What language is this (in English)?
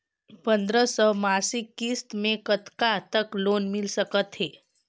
Chhattisgarhi